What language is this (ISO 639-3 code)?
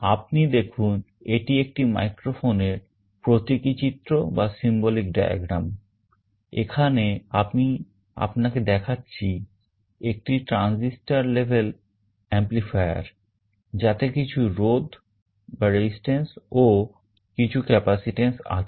ben